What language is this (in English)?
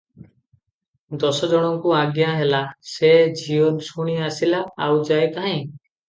Odia